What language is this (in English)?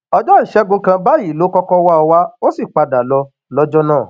Yoruba